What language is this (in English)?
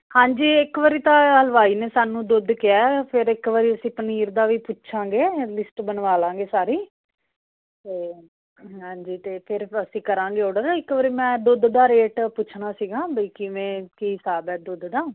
Punjabi